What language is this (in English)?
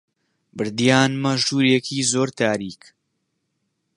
Central Kurdish